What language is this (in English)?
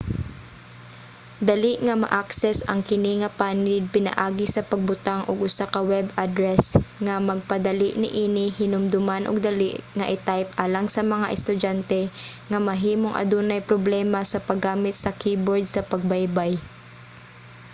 Cebuano